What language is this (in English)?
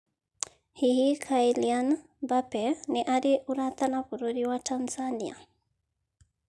Kikuyu